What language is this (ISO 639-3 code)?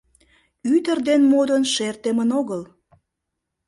chm